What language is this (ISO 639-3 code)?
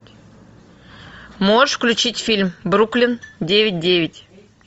rus